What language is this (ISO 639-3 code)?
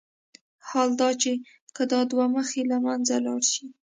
pus